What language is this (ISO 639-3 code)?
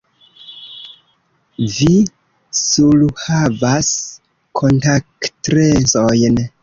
epo